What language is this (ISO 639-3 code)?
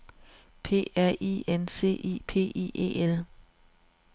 dan